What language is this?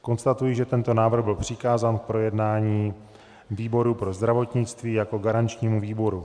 Czech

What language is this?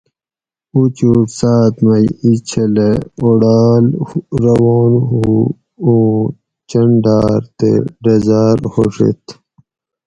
Gawri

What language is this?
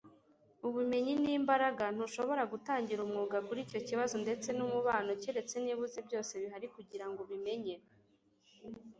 Kinyarwanda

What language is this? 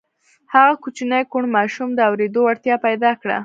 Pashto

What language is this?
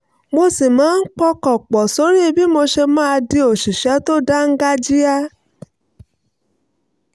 Yoruba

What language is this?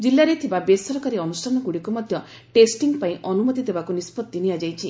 Odia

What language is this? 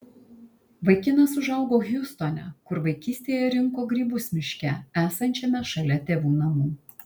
Lithuanian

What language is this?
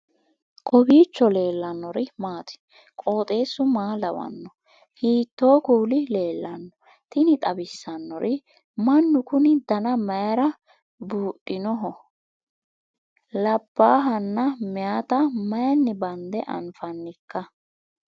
Sidamo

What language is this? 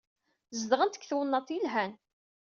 Kabyle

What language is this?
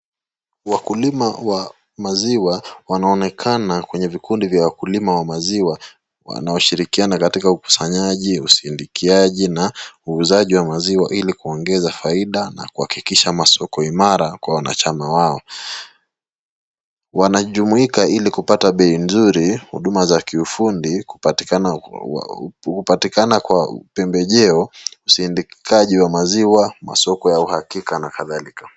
Swahili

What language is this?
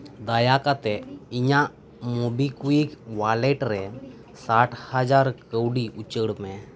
Santali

